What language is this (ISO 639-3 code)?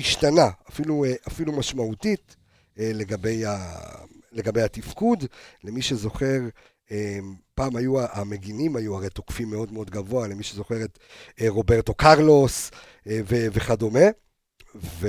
heb